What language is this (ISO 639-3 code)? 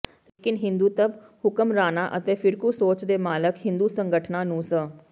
pan